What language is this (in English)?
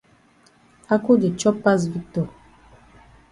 Cameroon Pidgin